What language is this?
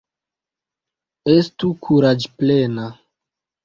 Esperanto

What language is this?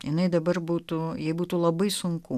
Lithuanian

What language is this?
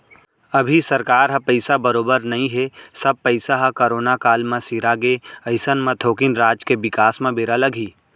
Chhattisgarhi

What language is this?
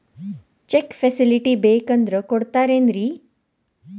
Kannada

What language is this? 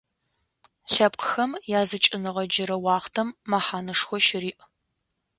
Adyghe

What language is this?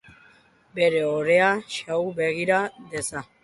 Basque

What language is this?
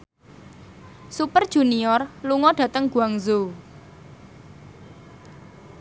Javanese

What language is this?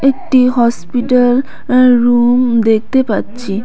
Bangla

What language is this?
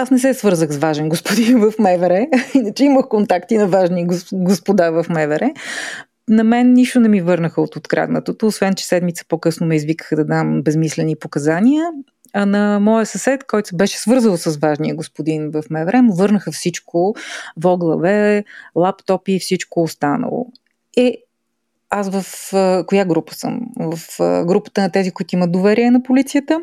Bulgarian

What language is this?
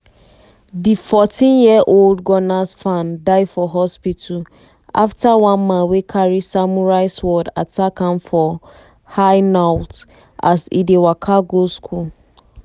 Nigerian Pidgin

